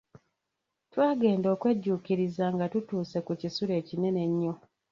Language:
Ganda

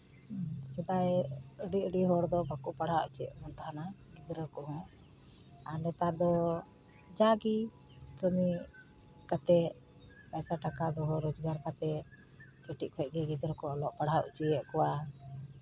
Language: Santali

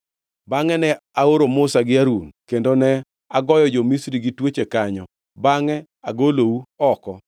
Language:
Luo (Kenya and Tanzania)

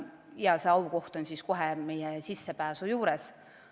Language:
Estonian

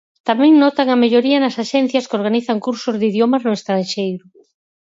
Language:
Galician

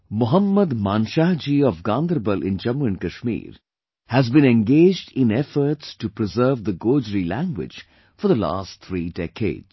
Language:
English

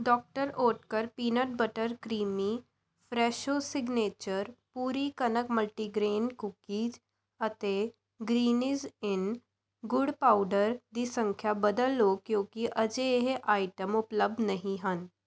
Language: Punjabi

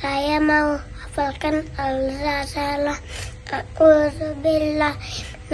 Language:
Indonesian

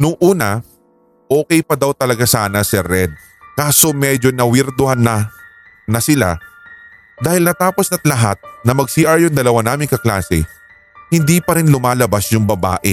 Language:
Filipino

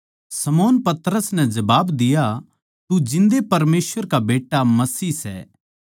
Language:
Haryanvi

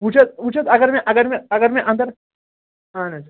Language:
Kashmiri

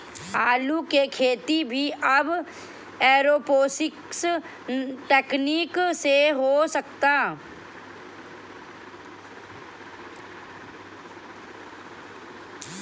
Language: Bhojpuri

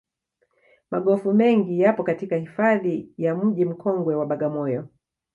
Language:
Swahili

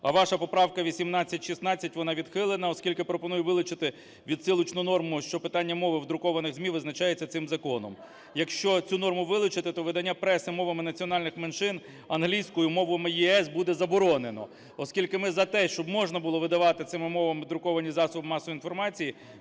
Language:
Ukrainian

